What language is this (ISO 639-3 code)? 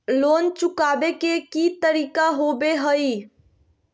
mag